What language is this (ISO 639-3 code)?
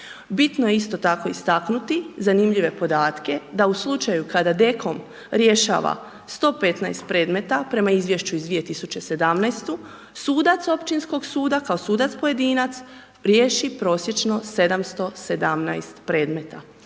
hrv